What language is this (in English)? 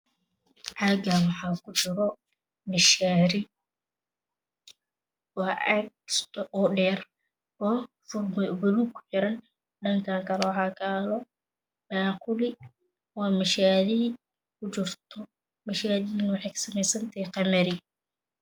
Somali